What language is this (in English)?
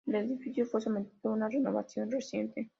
Spanish